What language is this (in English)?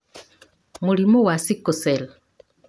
Kikuyu